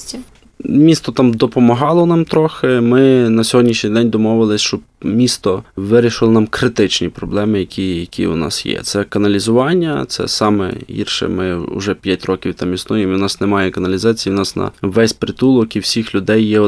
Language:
Ukrainian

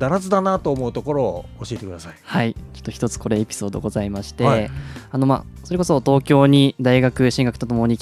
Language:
Japanese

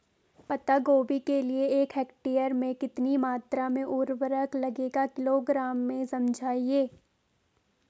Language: Hindi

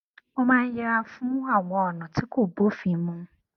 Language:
Yoruba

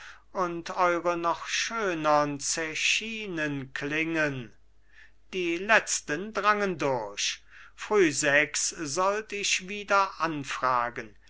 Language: German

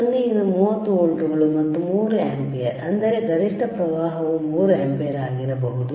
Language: Kannada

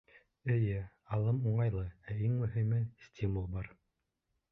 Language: Bashkir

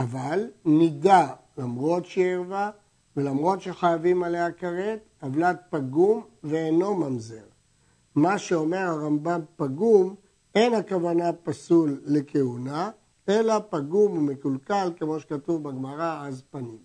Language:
Hebrew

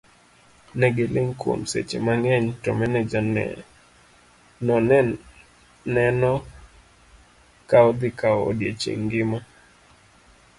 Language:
Luo (Kenya and Tanzania)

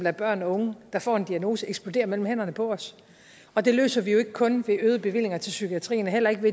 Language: Danish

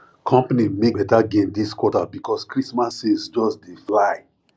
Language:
Nigerian Pidgin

